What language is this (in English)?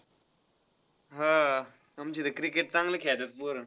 Marathi